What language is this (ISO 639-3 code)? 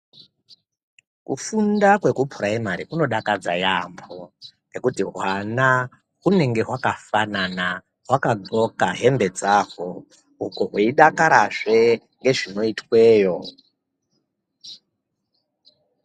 ndc